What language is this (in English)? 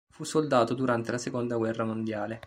Italian